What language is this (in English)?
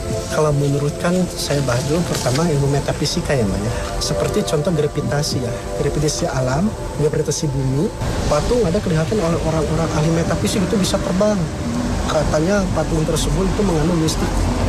Indonesian